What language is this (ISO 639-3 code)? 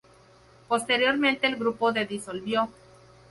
spa